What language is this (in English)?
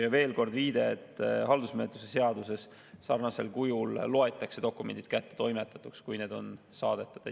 Estonian